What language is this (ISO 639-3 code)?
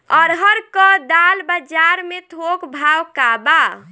bho